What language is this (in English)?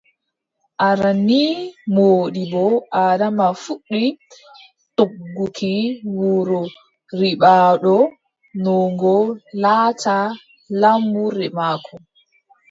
Adamawa Fulfulde